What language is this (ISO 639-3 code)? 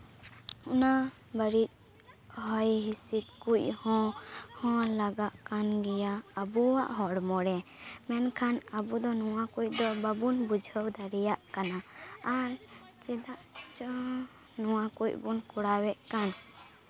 sat